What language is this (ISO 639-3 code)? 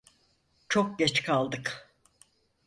tur